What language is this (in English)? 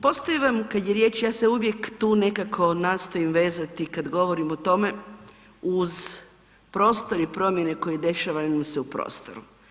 Croatian